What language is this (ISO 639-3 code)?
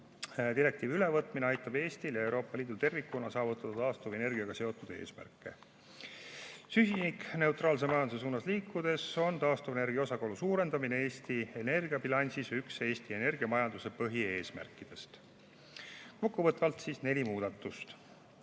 est